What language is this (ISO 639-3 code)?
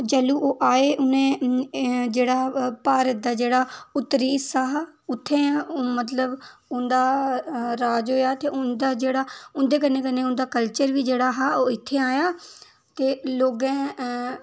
doi